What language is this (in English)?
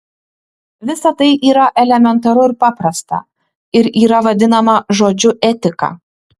Lithuanian